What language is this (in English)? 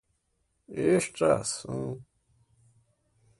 Portuguese